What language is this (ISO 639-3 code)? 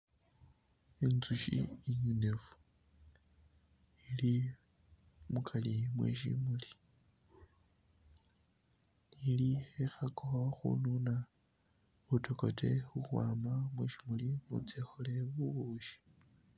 myx